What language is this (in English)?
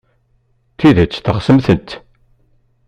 Kabyle